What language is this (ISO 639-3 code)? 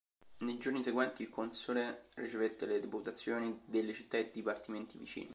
ita